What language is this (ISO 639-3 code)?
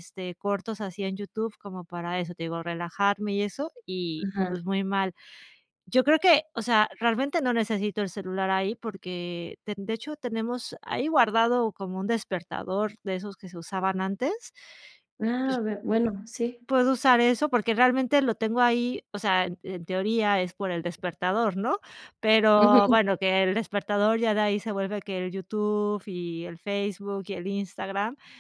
spa